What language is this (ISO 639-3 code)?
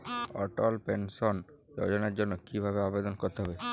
ben